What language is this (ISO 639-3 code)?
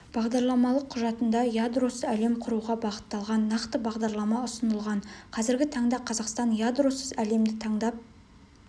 kaz